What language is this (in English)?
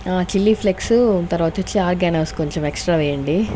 Telugu